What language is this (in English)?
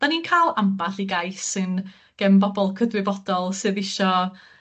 Welsh